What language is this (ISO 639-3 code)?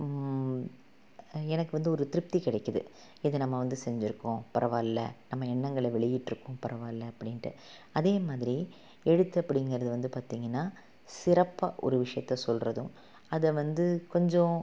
tam